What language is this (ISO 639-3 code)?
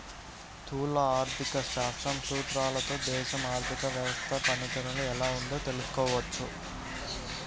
tel